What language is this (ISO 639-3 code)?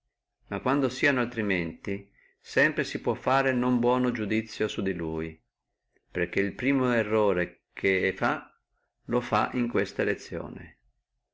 ita